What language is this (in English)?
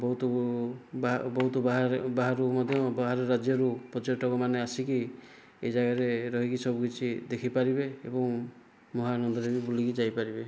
Odia